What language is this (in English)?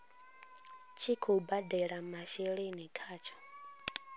Venda